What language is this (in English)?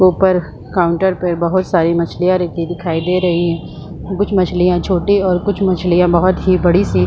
Hindi